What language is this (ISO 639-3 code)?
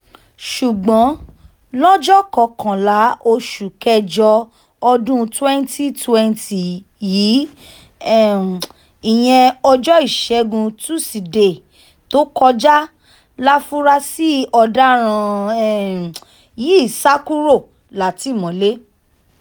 yor